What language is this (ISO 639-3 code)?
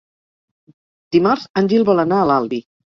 cat